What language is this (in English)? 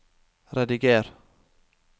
Norwegian